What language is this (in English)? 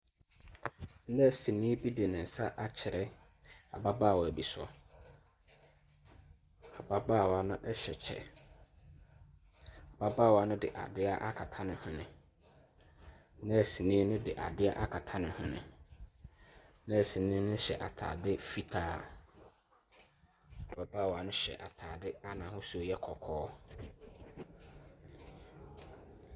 Akan